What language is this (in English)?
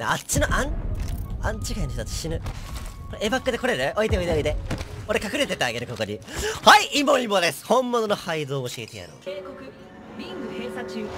Japanese